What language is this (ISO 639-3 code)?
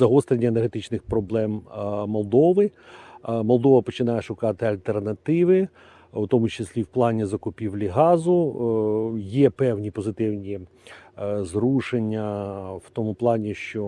ukr